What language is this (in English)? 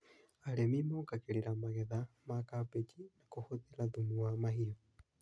Kikuyu